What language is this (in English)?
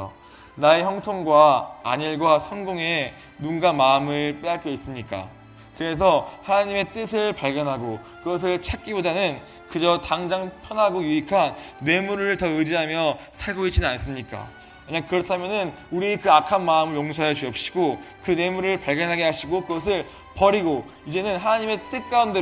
Korean